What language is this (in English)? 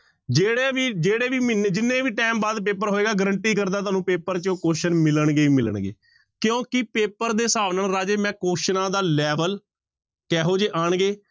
Punjabi